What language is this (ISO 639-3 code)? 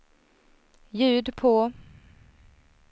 swe